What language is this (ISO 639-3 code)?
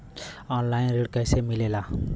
bho